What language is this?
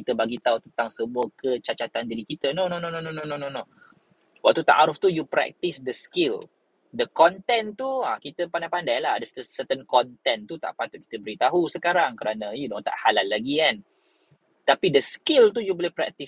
Malay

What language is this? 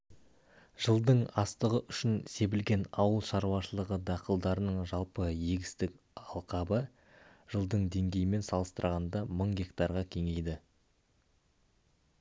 Kazakh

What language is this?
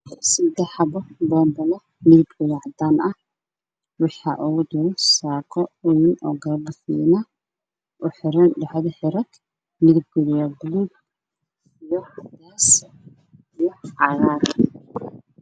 Somali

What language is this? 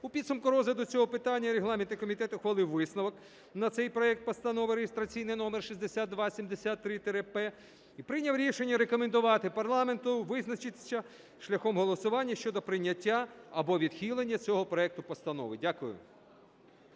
Ukrainian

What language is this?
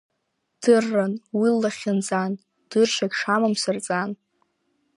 Abkhazian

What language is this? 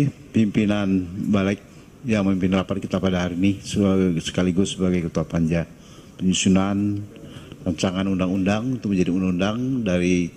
Indonesian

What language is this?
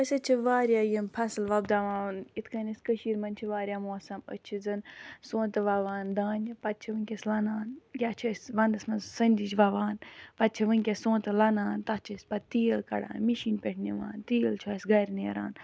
Kashmiri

